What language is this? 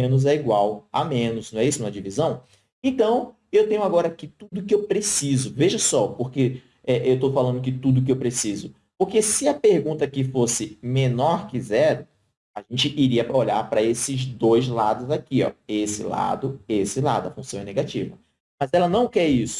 Portuguese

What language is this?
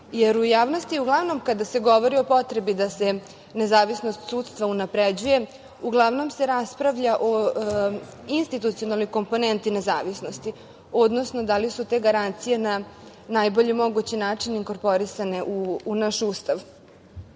Serbian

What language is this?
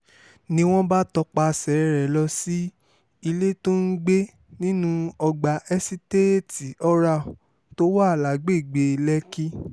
Yoruba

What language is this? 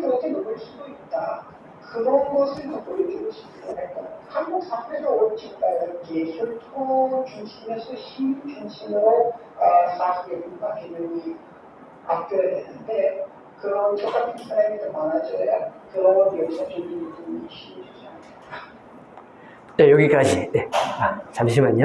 Korean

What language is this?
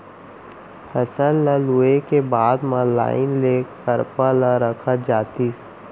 Chhattisgarhi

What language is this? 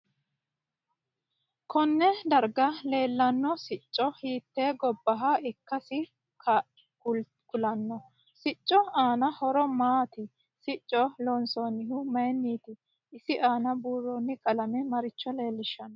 Sidamo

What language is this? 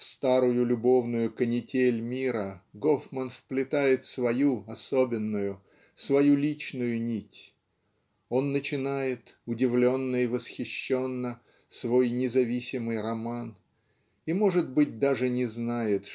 Russian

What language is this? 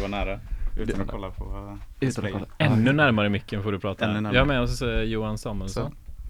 Swedish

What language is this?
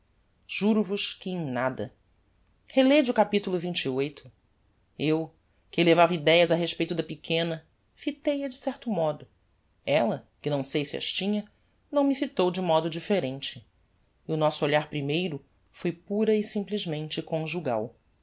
Portuguese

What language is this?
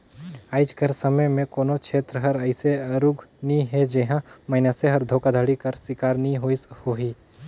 Chhattisgarhi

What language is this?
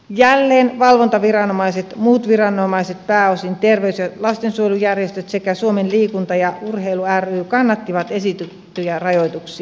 Finnish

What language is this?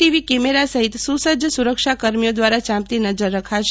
Gujarati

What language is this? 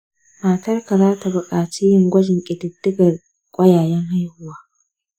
Hausa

